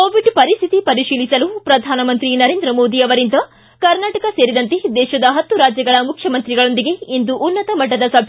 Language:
Kannada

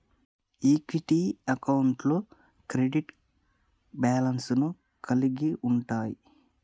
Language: Telugu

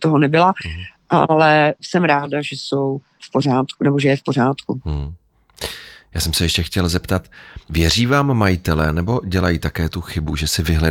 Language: Czech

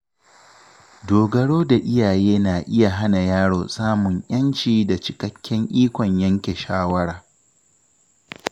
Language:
Hausa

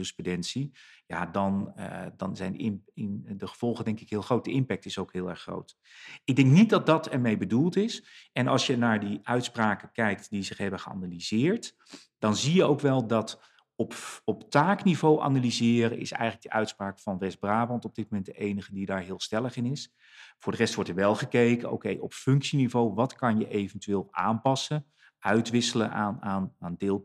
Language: Dutch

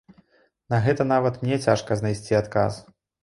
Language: Belarusian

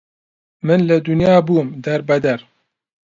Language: Central Kurdish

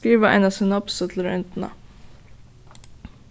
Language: Faroese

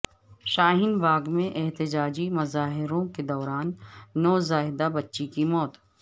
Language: Urdu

